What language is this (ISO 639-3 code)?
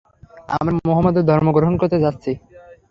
ben